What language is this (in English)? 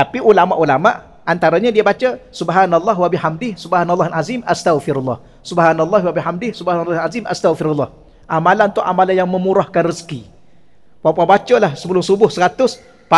Malay